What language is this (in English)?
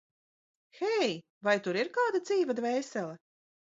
Latvian